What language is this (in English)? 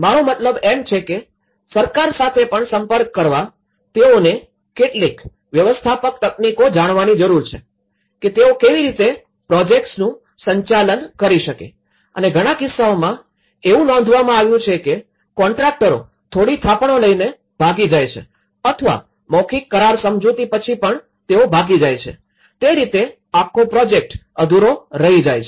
Gujarati